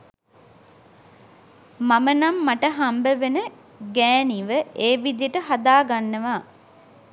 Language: Sinhala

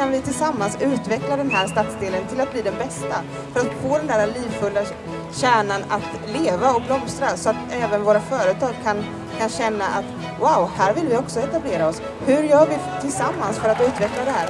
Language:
Swedish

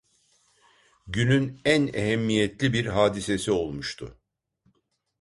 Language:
Turkish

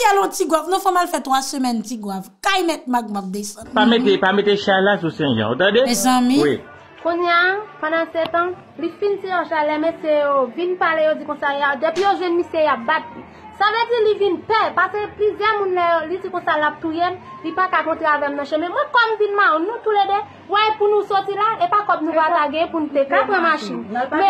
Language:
French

